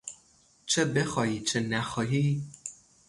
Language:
Persian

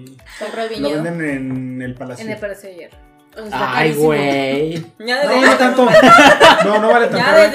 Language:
Spanish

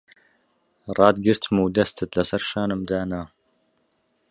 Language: Central Kurdish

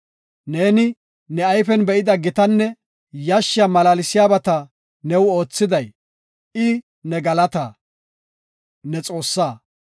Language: Gofa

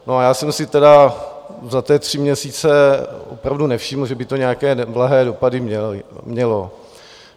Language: Czech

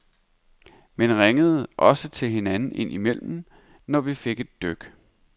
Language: Danish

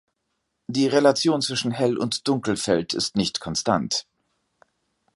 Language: German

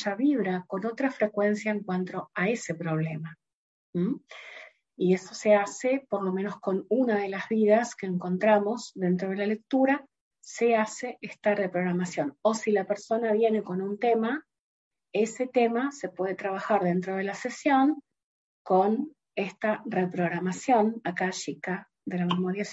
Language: Spanish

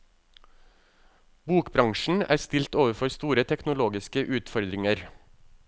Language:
Norwegian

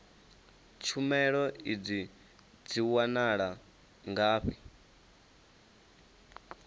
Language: Venda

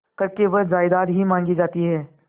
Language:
Hindi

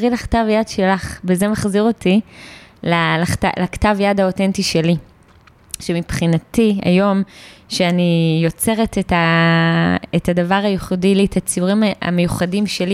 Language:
Hebrew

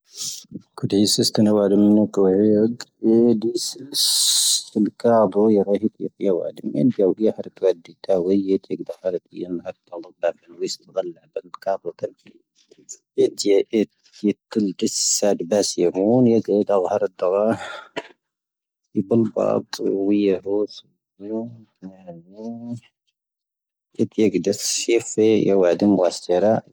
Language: Tahaggart Tamahaq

